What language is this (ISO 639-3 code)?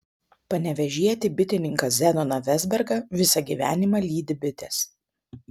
lit